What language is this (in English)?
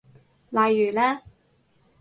Cantonese